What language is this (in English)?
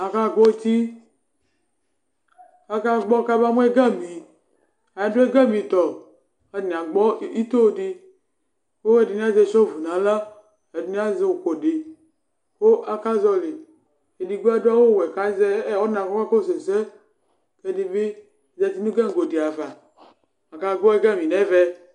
Ikposo